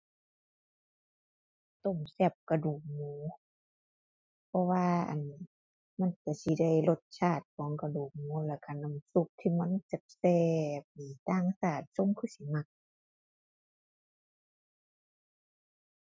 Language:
Thai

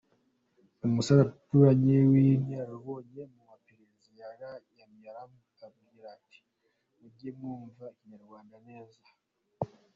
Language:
Kinyarwanda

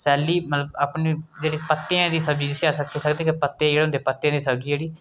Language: Dogri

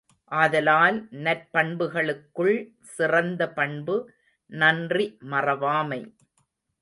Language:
Tamil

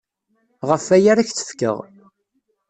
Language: Kabyle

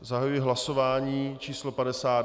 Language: Czech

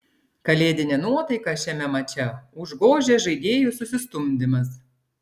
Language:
Lithuanian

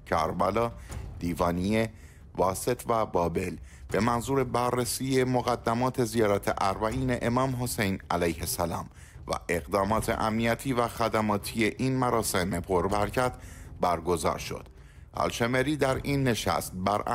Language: Persian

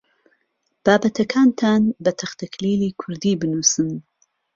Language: Central Kurdish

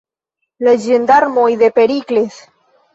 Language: Esperanto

